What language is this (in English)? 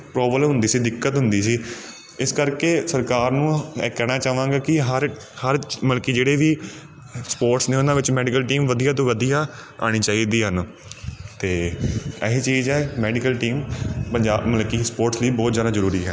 Punjabi